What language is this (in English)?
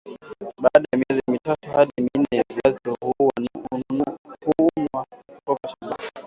Swahili